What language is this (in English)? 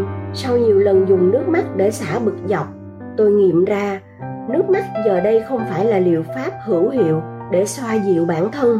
Vietnamese